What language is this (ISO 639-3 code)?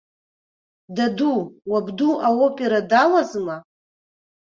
abk